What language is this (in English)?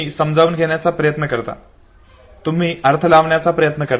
Marathi